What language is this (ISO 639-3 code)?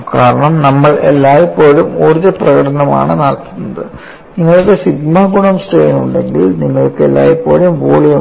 mal